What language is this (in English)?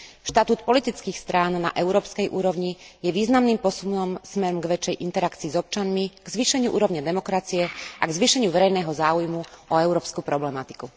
Slovak